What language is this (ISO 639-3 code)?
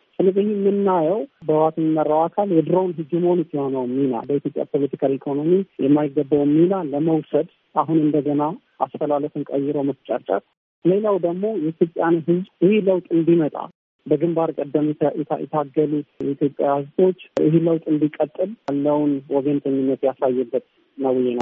amh